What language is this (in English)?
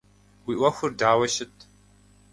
Kabardian